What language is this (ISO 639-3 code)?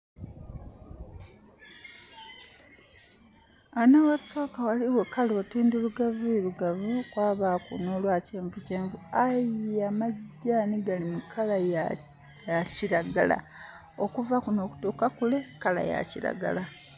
xog